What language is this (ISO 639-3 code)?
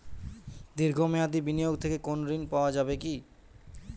ben